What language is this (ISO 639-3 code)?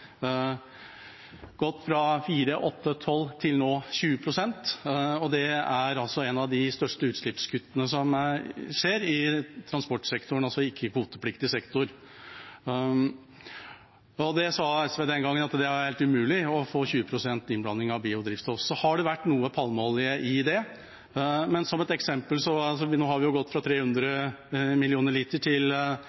nob